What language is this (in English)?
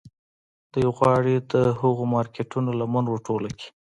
Pashto